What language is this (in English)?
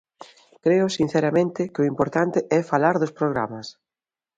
Galician